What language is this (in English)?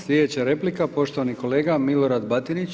Croatian